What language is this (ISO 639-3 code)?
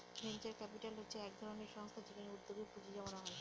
ben